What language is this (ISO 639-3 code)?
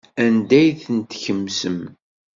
kab